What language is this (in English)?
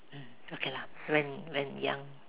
English